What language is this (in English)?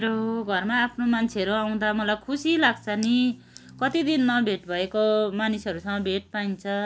Nepali